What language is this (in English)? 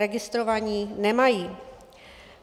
Czech